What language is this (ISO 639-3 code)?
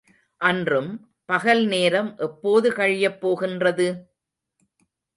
tam